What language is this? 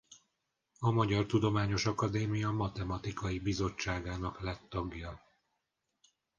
Hungarian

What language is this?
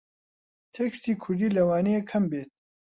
Central Kurdish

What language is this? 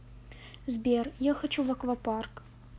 Russian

